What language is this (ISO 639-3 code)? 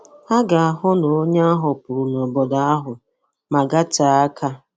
ibo